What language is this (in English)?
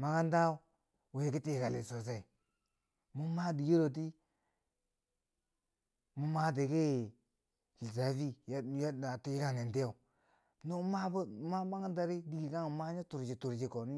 Bangwinji